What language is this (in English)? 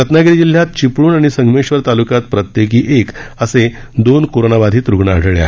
Marathi